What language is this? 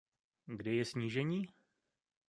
Czech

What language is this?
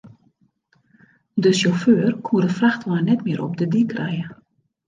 Western Frisian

